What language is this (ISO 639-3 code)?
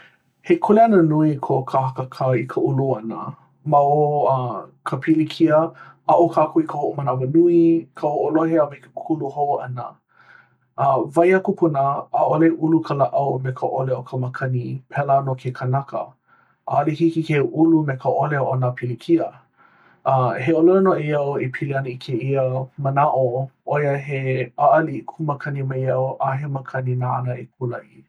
haw